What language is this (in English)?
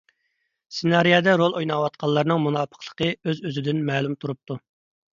Uyghur